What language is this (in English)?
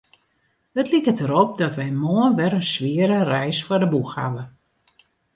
Western Frisian